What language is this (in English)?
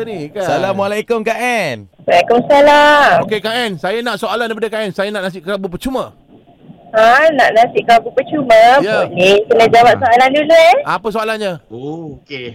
Malay